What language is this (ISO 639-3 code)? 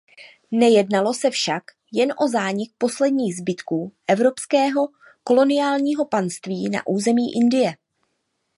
ces